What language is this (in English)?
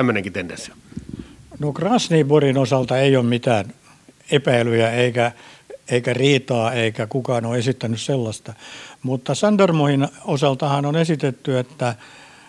Finnish